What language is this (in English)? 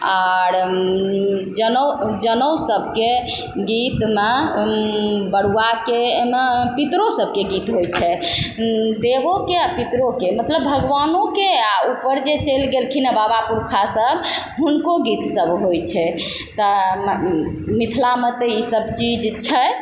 Maithili